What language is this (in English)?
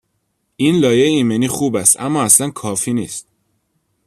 Persian